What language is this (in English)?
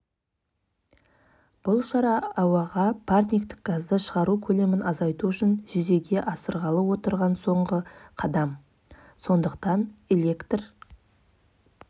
Kazakh